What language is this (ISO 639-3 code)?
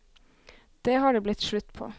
nor